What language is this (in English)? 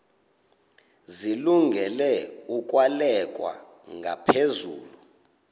Xhosa